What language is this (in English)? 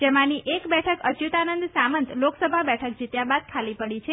Gujarati